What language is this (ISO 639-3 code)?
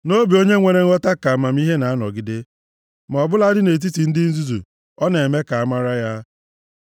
ibo